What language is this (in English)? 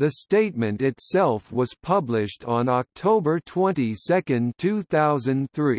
English